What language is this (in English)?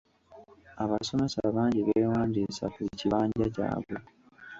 Ganda